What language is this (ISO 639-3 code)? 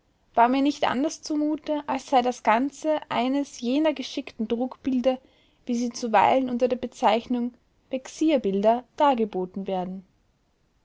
deu